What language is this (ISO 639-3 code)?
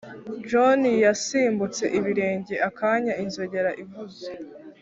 kin